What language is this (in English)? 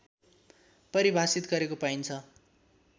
Nepali